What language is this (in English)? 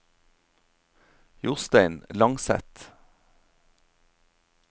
Norwegian